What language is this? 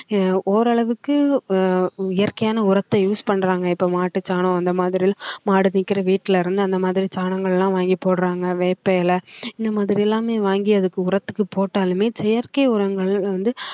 Tamil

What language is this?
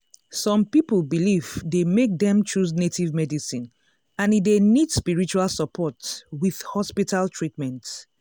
Nigerian Pidgin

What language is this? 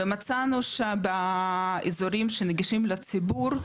Hebrew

